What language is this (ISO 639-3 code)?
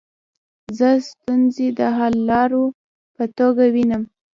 pus